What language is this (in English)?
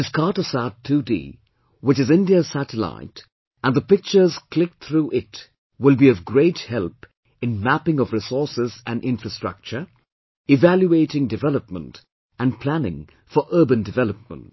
English